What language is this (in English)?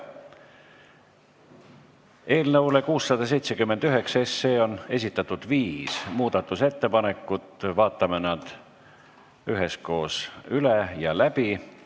Estonian